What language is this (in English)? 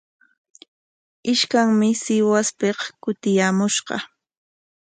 Corongo Ancash Quechua